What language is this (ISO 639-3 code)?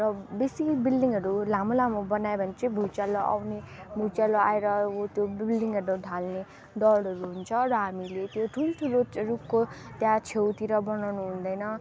nep